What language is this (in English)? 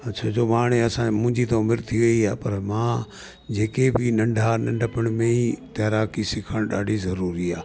Sindhi